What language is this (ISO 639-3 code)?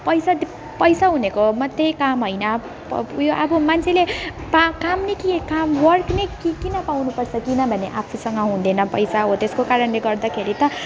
nep